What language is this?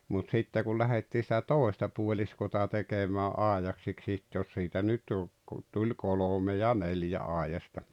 Finnish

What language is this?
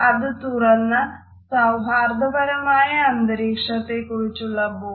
Malayalam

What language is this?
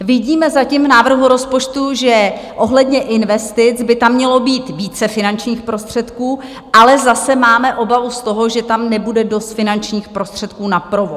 Czech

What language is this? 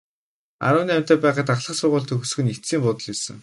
Mongolian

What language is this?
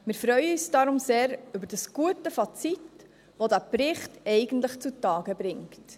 Swiss German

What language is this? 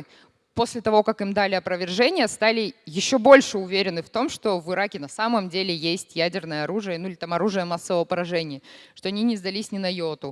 Russian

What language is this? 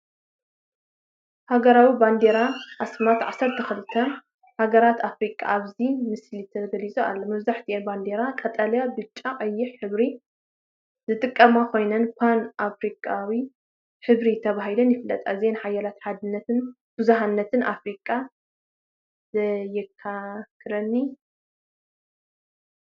Tigrinya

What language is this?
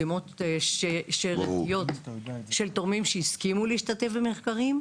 Hebrew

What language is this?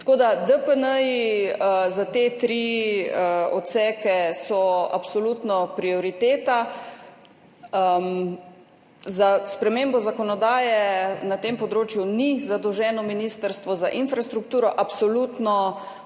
Slovenian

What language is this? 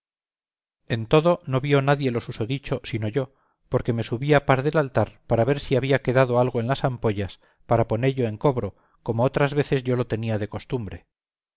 Spanish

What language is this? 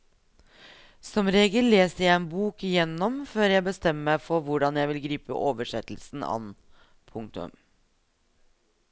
Norwegian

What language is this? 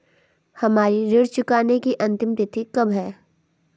Hindi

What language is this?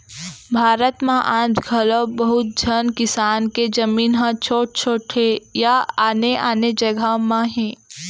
Chhattisgarhi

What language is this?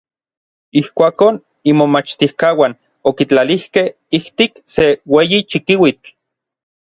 Orizaba Nahuatl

